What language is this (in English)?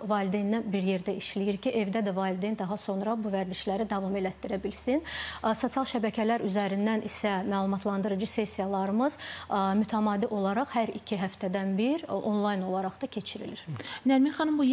Turkish